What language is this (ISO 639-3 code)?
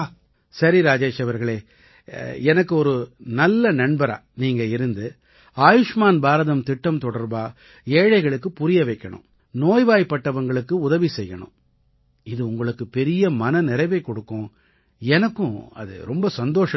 tam